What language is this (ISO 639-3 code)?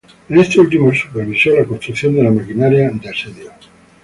spa